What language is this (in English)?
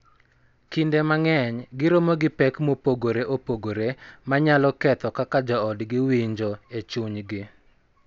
Luo (Kenya and Tanzania)